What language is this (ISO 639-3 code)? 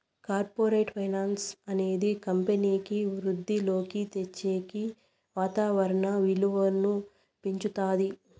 tel